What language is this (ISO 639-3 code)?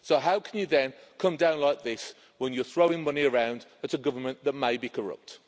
eng